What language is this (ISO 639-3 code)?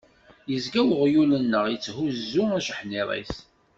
kab